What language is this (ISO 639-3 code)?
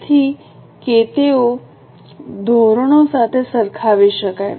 guj